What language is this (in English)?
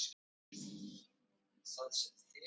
Icelandic